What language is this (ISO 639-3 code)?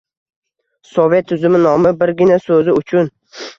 uzb